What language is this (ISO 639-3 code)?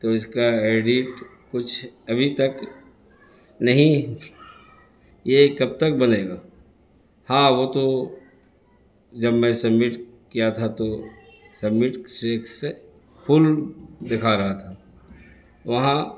urd